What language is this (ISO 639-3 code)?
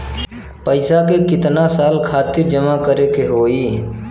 bho